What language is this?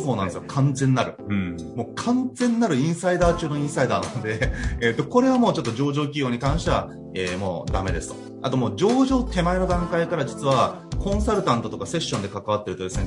Japanese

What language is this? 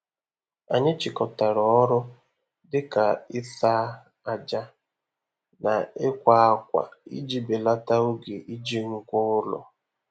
Igbo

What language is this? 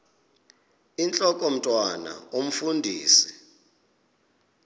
Xhosa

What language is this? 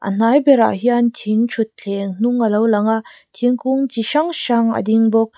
Mizo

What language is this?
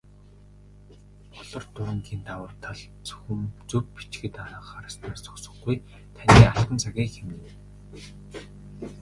Mongolian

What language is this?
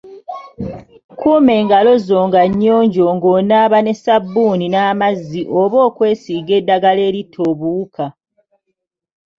Ganda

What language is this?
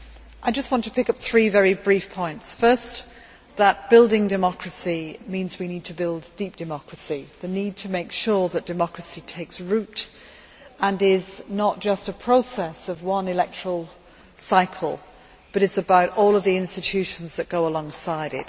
English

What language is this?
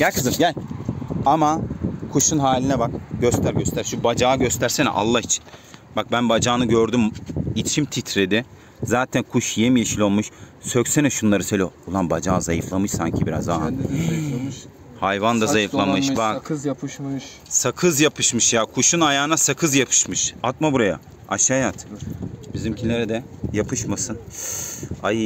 Turkish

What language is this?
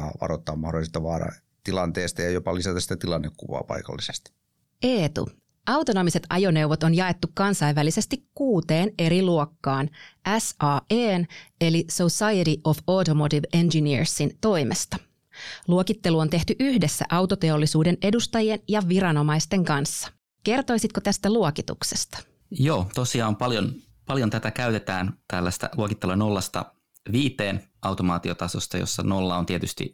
Finnish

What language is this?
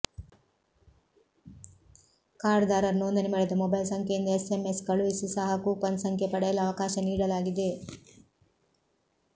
Kannada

